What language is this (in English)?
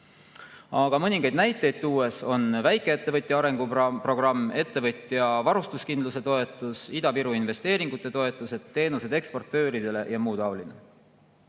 Estonian